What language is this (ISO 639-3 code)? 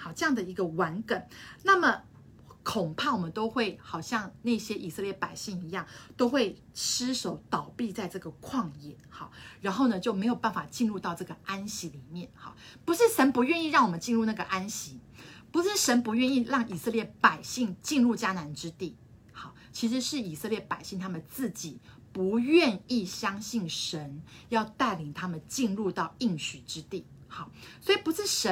zho